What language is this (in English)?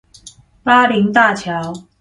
Chinese